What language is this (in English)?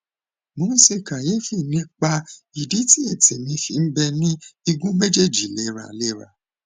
Yoruba